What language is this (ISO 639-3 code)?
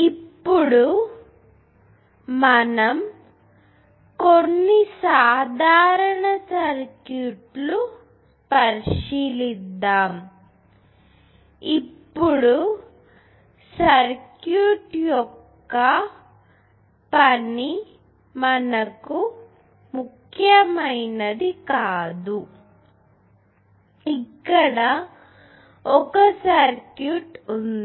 tel